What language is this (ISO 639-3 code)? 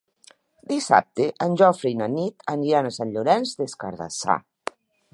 cat